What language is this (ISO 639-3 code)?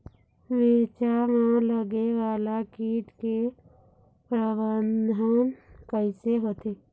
hne